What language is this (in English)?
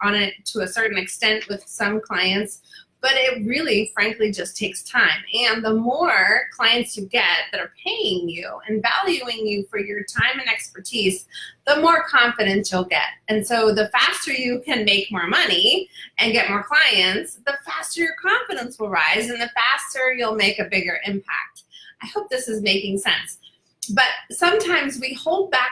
English